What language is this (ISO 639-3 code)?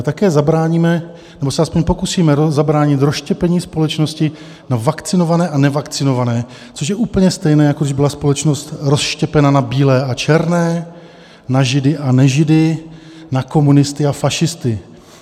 ces